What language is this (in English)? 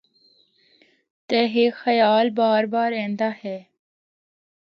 Northern Hindko